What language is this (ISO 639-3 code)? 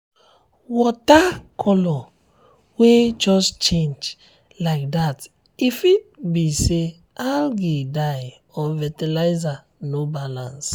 pcm